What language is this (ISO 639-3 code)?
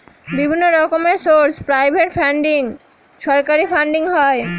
ben